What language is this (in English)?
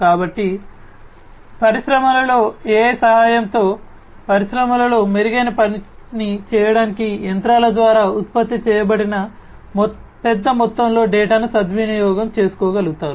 Telugu